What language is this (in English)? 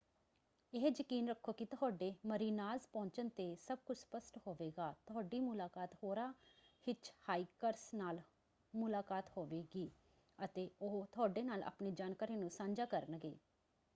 Punjabi